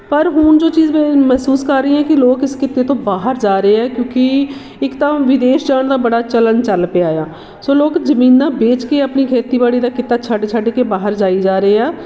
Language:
Punjabi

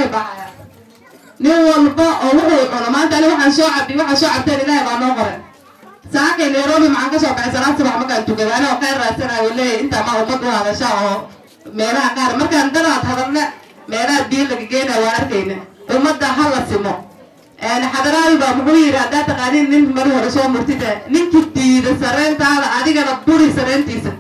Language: Arabic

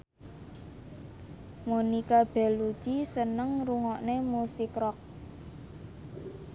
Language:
Javanese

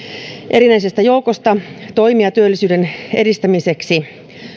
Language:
Finnish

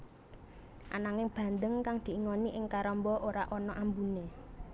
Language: Javanese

